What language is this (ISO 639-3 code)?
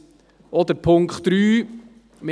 gsw